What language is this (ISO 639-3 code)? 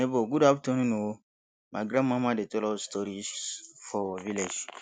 pcm